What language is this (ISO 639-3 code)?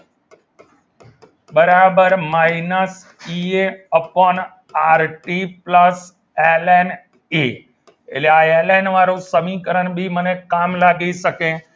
guj